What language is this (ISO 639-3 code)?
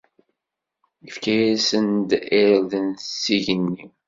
kab